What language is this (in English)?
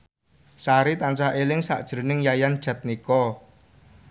Javanese